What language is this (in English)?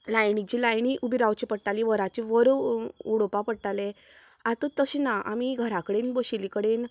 Konkani